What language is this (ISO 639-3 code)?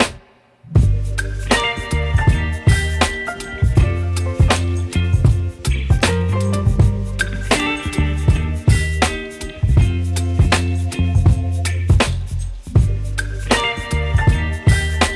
eng